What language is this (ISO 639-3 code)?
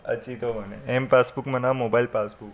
snd